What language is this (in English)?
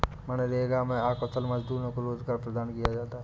Hindi